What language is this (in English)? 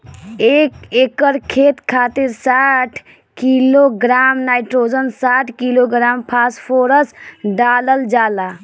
Bhojpuri